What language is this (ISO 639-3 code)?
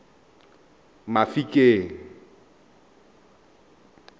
tsn